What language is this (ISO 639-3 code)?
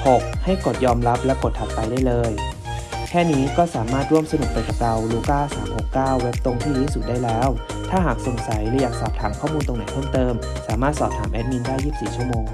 tha